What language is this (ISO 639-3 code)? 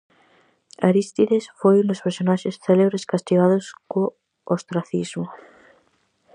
glg